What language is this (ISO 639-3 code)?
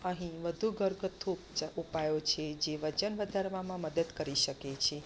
guj